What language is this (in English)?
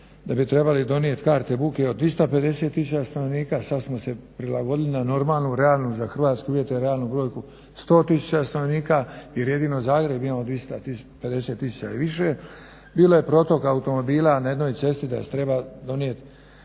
Croatian